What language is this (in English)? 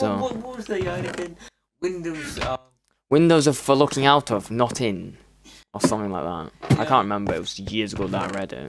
English